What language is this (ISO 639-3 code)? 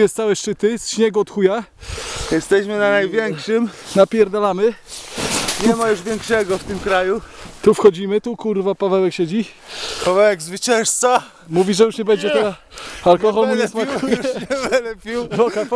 pol